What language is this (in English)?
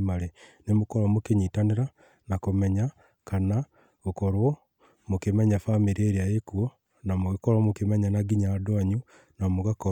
Kikuyu